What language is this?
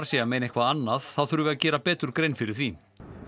Icelandic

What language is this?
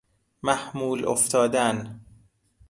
Persian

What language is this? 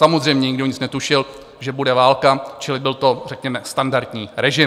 Czech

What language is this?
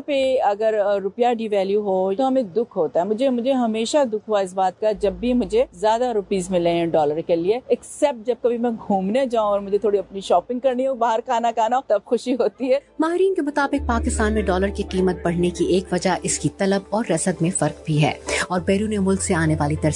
Urdu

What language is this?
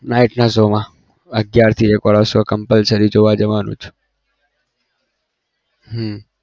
Gujarati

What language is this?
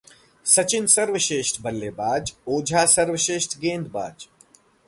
Hindi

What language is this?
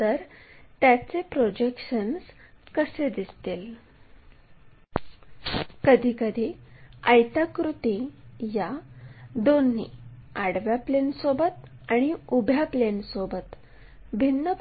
Marathi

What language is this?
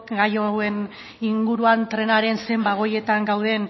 Basque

